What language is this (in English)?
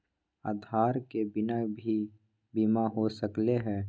Magahi